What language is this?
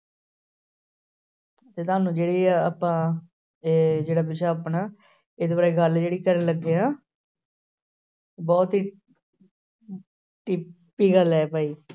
Punjabi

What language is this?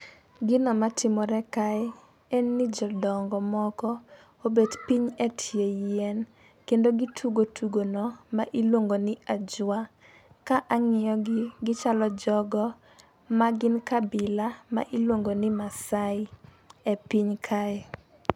Luo (Kenya and Tanzania)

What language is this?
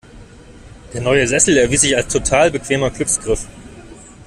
German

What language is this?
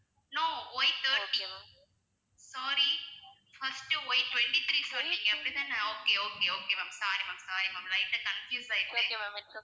Tamil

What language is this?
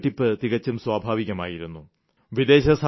Malayalam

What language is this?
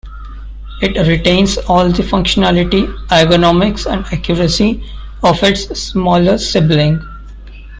English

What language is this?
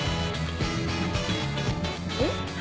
Japanese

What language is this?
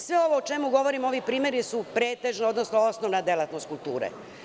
Serbian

